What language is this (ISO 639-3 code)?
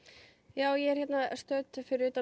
isl